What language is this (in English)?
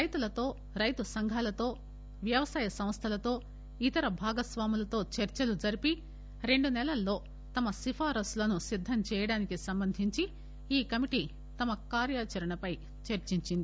Telugu